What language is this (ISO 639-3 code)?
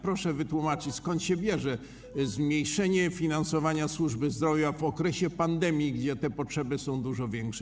pol